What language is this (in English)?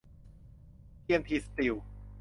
Thai